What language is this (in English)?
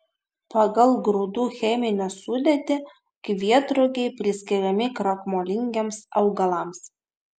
Lithuanian